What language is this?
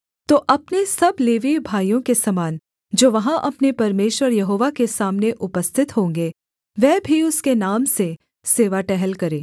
Hindi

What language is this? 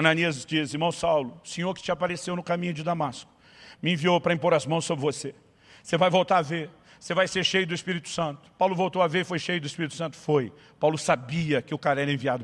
Portuguese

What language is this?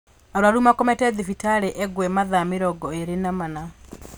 Kikuyu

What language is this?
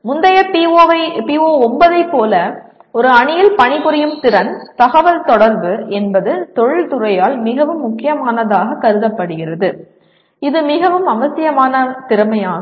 Tamil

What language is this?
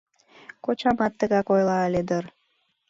Mari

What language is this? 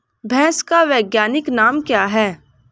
Hindi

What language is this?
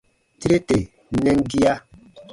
Baatonum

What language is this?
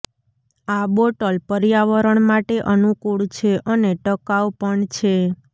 Gujarati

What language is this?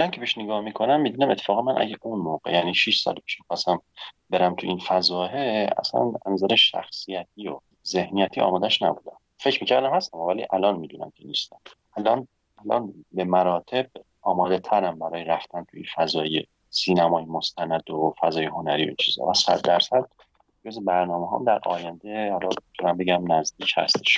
Persian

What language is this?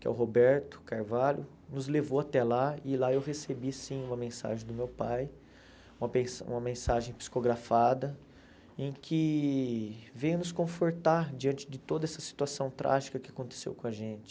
Portuguese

